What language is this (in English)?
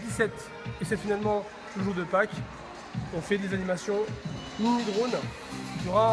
French